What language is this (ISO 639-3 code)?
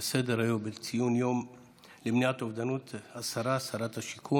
heb